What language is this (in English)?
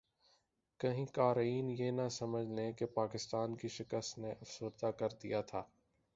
Urdu